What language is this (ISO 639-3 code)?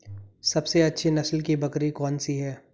hin